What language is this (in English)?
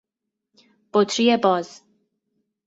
Persian